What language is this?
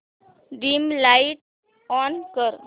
Marathi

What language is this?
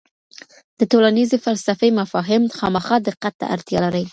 Pashto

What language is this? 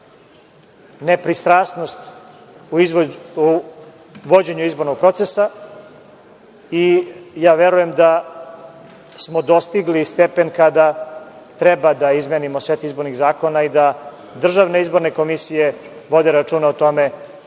Serbian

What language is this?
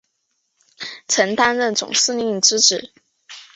Chinese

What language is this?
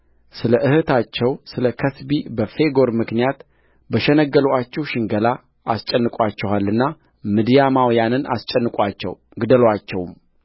Amharic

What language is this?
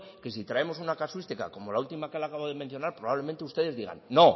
Spanish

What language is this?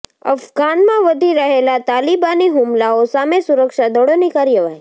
Gujarati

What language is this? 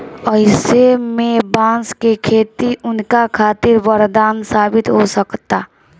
Bhojpuri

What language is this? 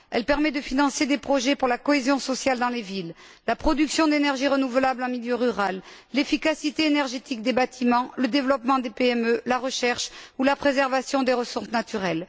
French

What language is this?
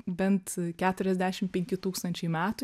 Lithuanian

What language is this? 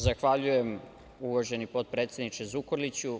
Serbian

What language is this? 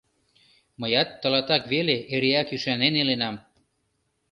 Mari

